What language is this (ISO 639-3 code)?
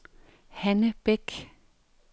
dan